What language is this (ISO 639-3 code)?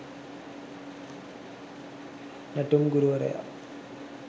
sin